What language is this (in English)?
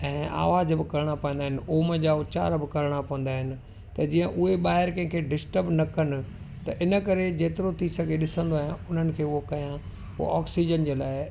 Sindhi